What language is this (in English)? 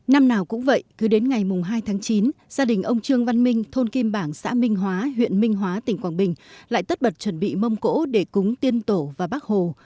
Vietnamese